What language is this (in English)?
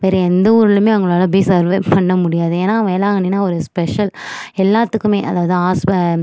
Tamil